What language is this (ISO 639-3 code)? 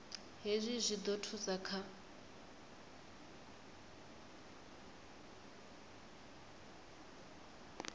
ven